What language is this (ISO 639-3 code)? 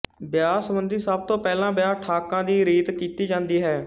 pan